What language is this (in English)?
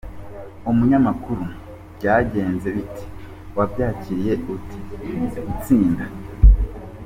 Kinyarwanda